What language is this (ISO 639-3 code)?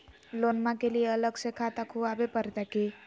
mag